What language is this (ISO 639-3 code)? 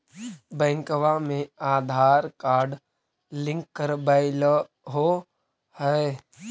mag